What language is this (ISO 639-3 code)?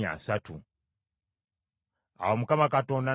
lug